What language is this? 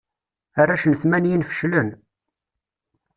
Kabyle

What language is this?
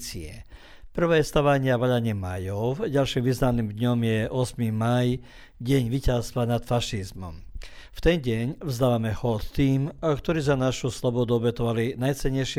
Croatian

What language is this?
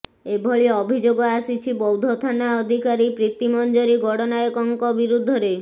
Odia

